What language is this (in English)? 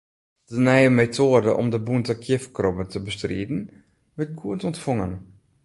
Western Frisian